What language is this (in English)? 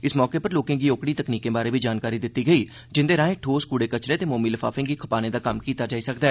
Dogri